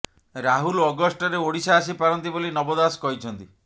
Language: Odia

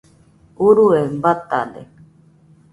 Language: Nüpode Huitoto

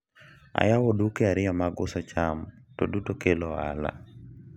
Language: Luo (Kenya and Tanzania)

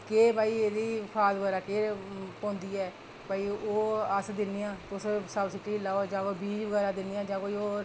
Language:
Dogri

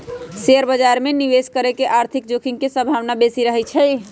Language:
Magahi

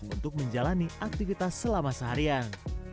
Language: Indonesian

